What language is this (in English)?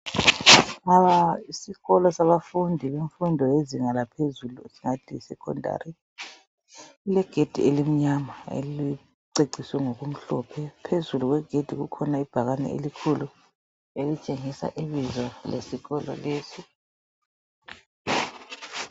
North Ndebele